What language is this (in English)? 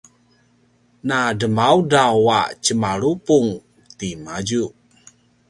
Paiwan